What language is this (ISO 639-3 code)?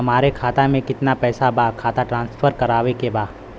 bho